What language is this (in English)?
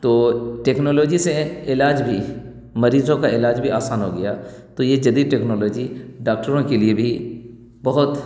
Urdu